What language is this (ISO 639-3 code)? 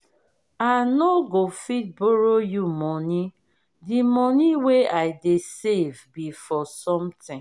pcm